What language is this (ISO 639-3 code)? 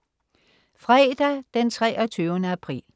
dan